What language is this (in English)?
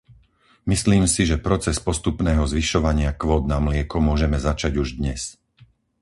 Slovak